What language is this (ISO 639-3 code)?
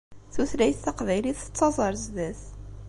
kab